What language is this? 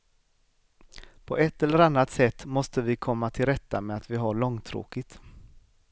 Swedish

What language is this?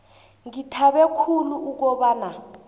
South Ndebele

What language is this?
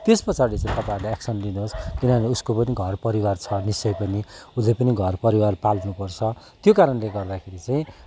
Nepali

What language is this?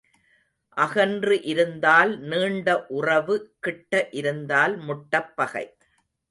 Tamil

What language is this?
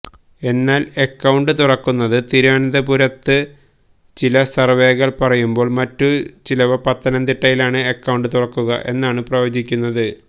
Malayalam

